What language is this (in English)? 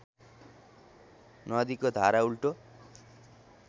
Nepali